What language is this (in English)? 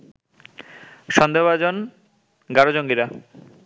Bangla